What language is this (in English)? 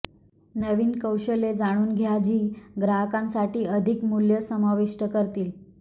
Marathi